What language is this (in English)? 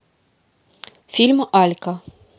Russian